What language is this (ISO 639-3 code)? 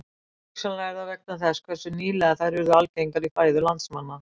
isl